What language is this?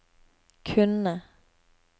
Norwegian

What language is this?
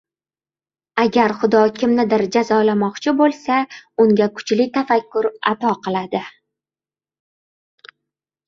Uzbek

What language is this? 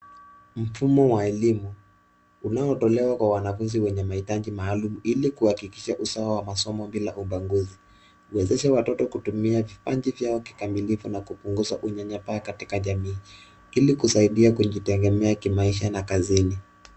Swahili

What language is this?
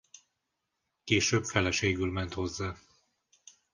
Hungarian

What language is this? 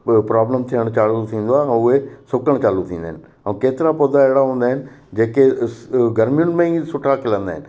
Sindhi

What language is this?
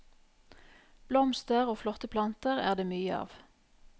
Norwegian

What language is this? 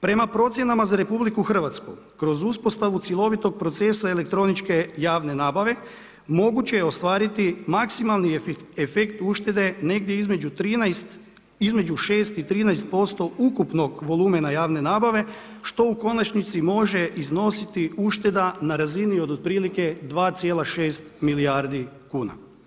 Croatian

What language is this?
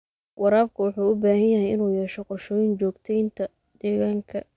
Somali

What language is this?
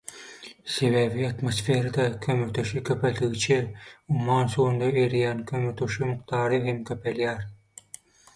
Turkmen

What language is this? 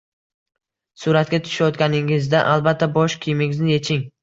Uzbek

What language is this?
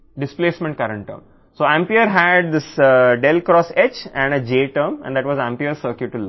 Telugu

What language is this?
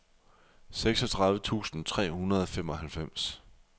Danish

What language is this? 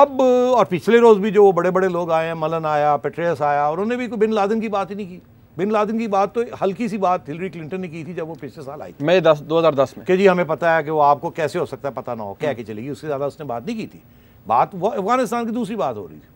Hindi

